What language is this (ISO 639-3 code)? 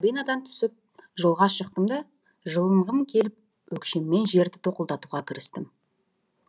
kaz